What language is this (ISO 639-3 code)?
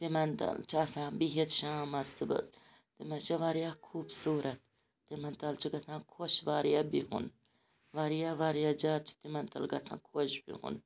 kas